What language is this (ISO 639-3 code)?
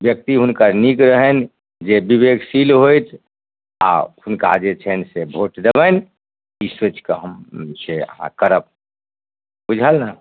mai